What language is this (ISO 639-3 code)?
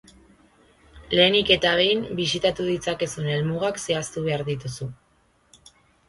eus